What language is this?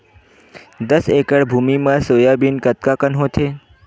Chhattisgarhi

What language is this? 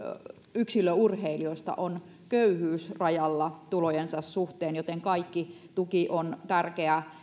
Finnish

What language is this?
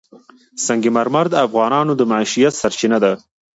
Pashto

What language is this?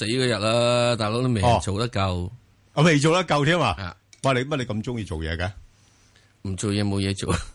Chinese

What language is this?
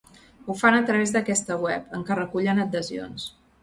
Catalan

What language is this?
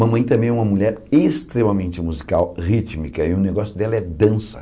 Portuguese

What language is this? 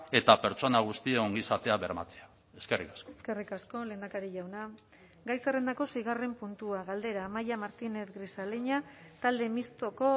Basque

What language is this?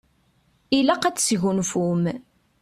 Kabyle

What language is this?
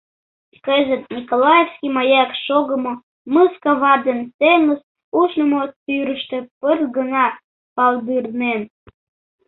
Mari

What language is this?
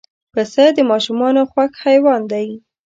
Pashto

